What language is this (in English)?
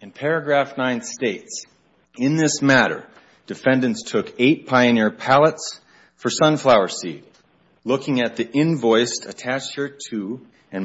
English